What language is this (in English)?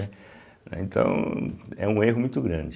Portuguese